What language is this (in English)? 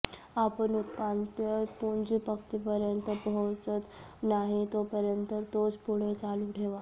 Marathi